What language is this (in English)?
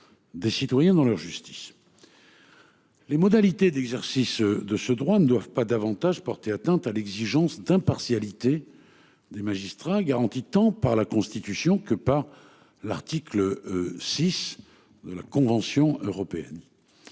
French